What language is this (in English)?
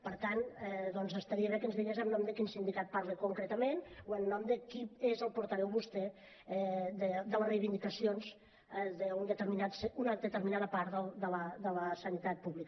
Catalan